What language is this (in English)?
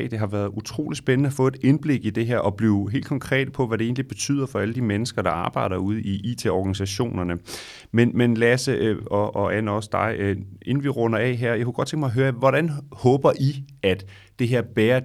Danish